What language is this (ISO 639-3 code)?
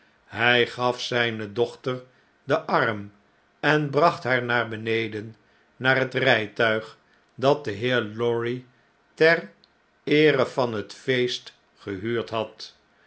nld